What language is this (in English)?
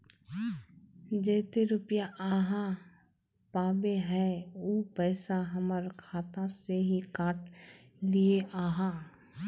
Magahi